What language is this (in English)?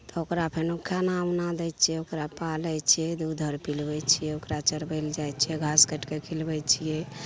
Maithili